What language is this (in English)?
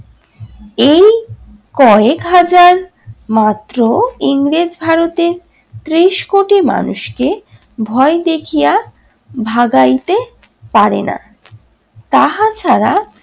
Bangla